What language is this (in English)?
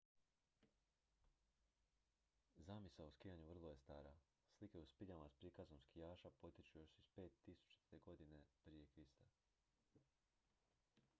Croatian